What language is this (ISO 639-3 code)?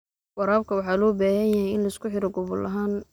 som